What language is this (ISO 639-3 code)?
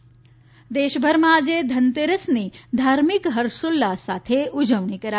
guj